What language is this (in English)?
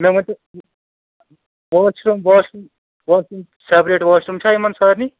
Kashmiri